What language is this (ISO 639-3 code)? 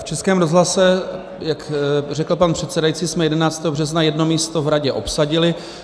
ces